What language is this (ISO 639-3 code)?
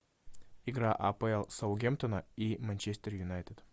rus